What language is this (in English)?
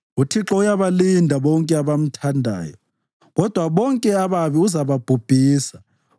North Ndebele